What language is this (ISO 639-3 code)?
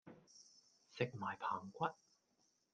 yue